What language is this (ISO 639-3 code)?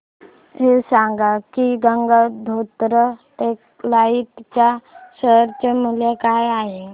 mar